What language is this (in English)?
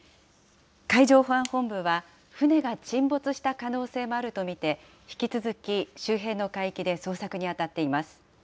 Japanese